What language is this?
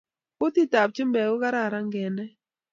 Kalenjin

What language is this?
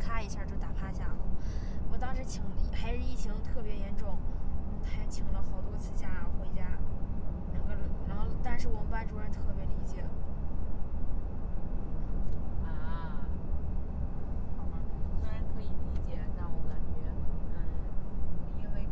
Chinese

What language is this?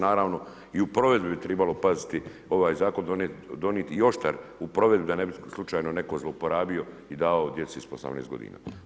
Croatian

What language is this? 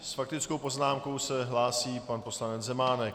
Czech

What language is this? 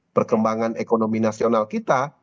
Indonesian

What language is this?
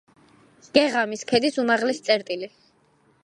Georgian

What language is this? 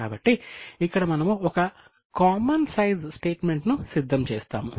Telugu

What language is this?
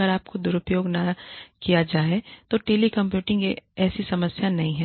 Hindi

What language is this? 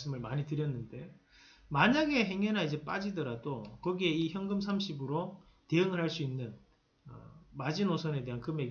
Korean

